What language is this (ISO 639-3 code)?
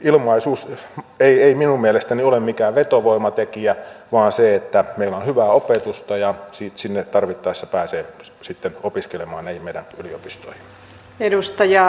fin